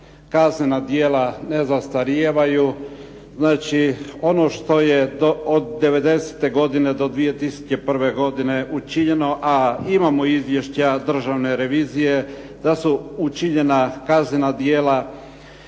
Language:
Croatian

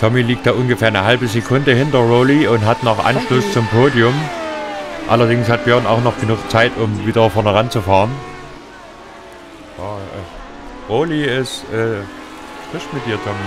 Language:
German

